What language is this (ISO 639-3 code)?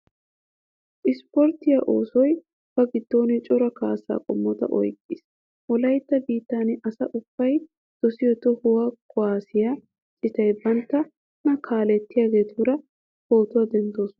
wal